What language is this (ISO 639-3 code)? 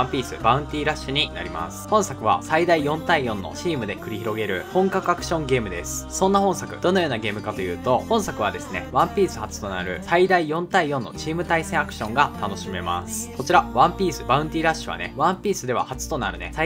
jpn